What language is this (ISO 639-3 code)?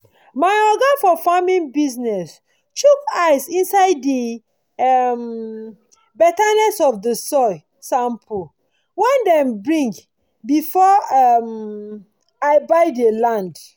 pcm